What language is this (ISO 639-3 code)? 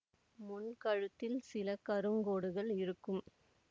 tam